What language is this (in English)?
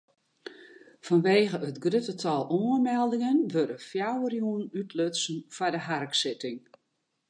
Western Frisian